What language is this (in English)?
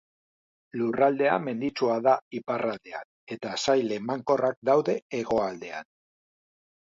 Basque